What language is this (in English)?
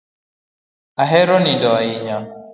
Luo (Kenya and Tanzania)